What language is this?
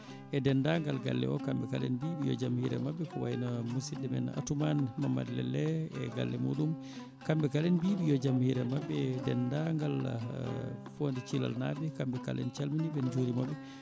Fula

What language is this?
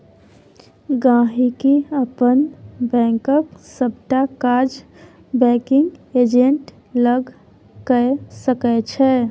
Maithili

